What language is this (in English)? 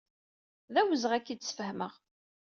Kabyle